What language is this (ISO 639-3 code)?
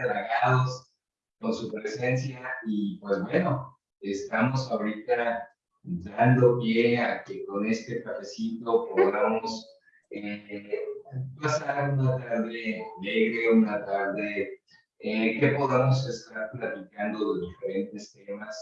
spa